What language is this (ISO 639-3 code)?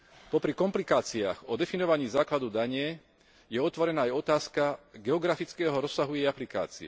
slk